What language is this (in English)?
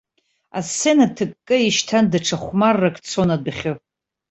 Abkhazian